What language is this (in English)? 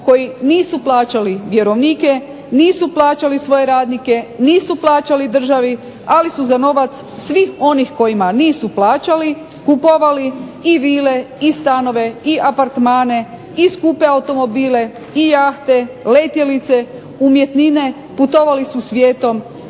Croatian